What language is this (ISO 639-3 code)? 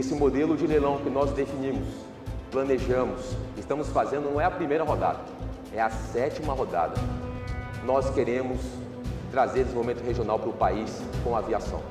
por